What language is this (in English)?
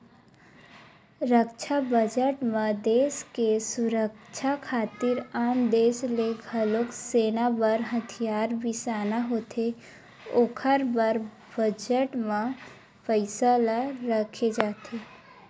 Chhattisgarhi